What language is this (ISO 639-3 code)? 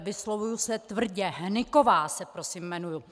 ces